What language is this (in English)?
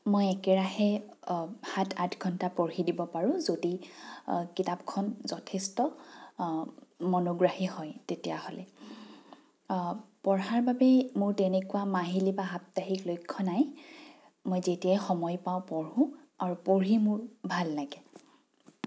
Assamese